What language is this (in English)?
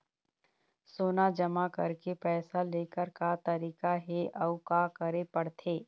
Chhattisgarhi